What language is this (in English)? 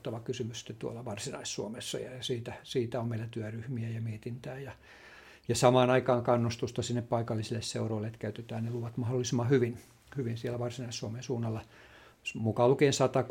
Finnish